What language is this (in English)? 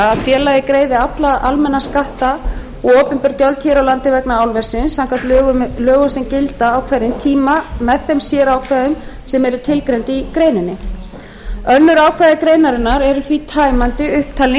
Icelandic